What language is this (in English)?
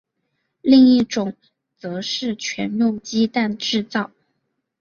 Chinese